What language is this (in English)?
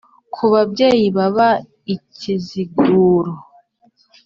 Kinyarwanda